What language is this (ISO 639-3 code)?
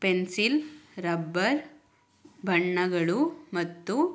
kan